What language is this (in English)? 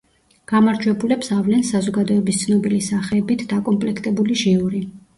Georgian